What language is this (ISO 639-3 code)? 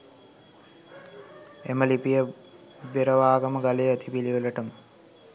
sin